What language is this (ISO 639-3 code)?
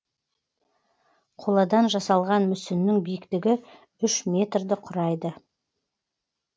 kaz